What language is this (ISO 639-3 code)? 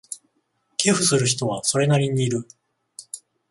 jpn